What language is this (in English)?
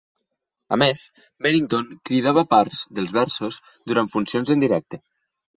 Catalan